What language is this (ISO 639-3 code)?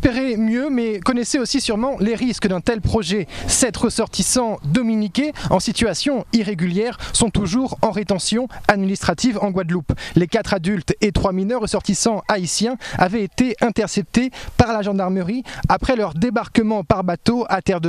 fra